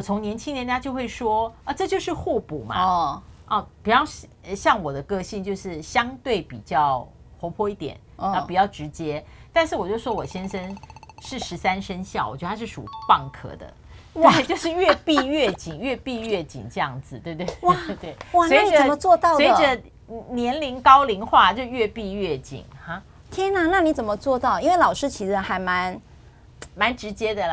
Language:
Chinese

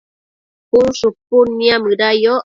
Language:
Matsés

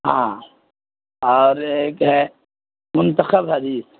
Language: Urdu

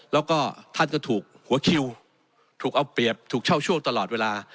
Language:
Thai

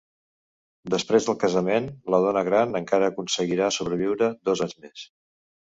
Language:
Catalan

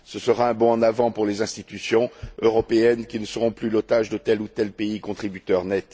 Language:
French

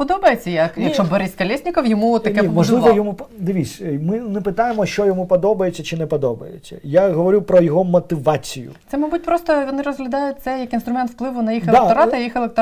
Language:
Ukrainian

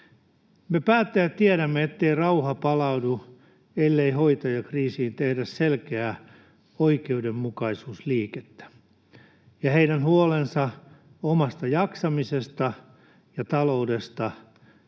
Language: Finnish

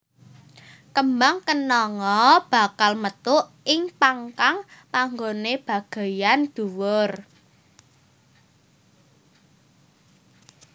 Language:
Javanese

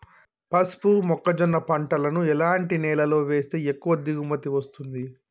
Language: Telugu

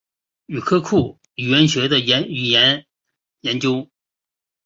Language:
Chinese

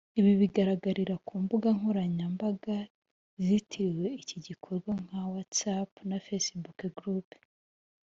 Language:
Kinyarwanda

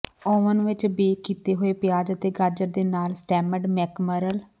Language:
Punjabi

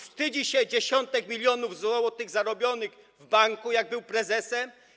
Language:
Polish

